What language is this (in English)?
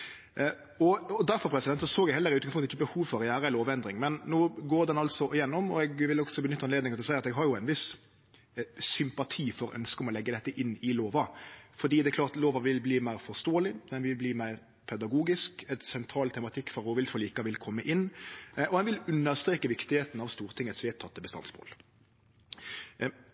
Norwegian Nynorsk